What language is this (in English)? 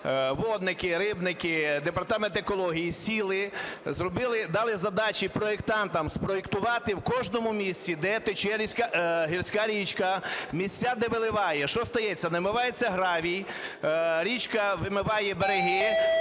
Ukrainian